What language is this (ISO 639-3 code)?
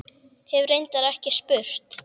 isl